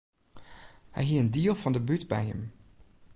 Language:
Western Frisian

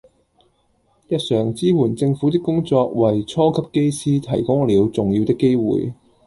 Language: Cantonese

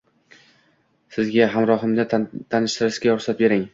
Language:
Uzbek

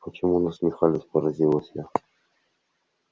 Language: Russian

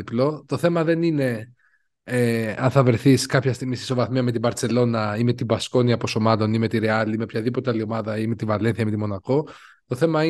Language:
Greek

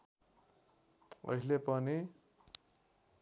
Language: Nepali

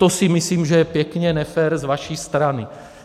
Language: Czech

